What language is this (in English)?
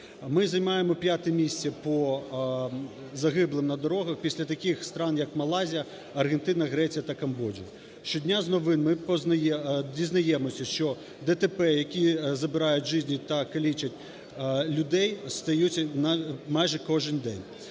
Ukrainian